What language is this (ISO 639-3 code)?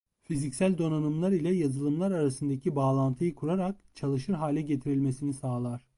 tur